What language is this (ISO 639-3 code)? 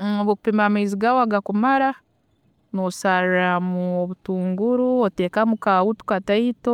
ttj